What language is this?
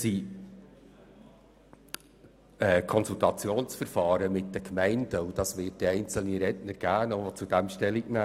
Swiss German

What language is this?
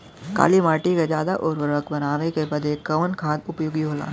Bhojpuri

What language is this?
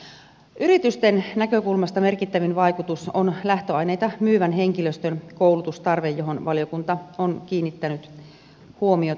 Finnish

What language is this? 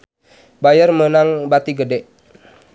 Sundanese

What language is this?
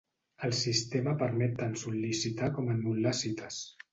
Catalan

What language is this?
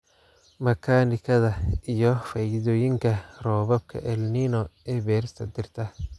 Somali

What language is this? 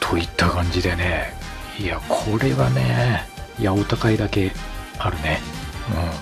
Japanese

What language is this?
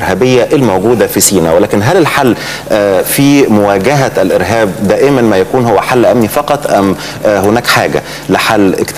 Arabic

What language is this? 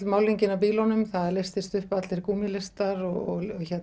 Icelandic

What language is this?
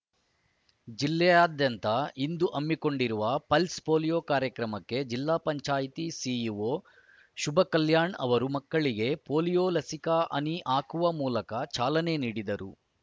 Kannada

